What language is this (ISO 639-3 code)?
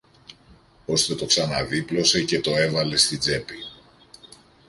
ell